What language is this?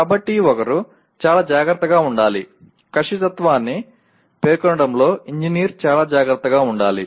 Telugu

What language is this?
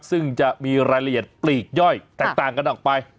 Thai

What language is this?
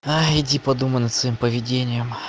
Russian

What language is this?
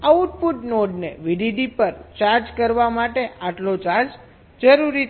Gujarati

